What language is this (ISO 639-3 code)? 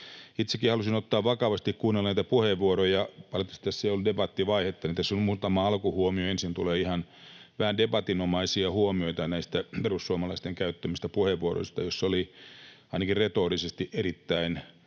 fin